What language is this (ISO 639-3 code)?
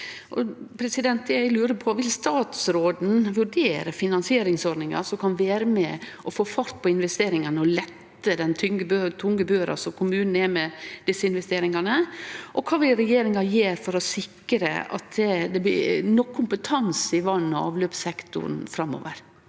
nor